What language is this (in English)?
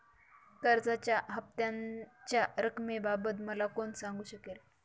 Marathi